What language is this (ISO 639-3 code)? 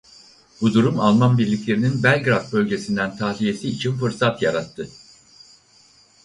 tur